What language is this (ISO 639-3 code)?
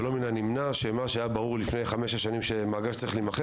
heb